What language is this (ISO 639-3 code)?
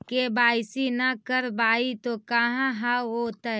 mag